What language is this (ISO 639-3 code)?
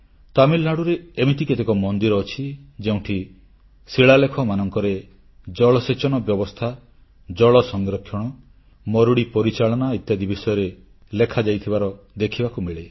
ori